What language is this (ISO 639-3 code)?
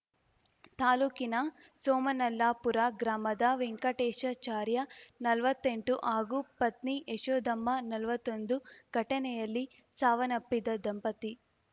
kan